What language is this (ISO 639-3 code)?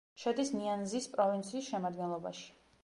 kat